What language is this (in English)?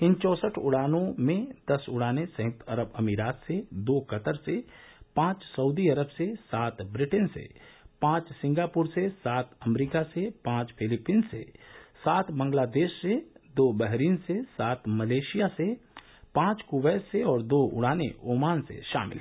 Hindi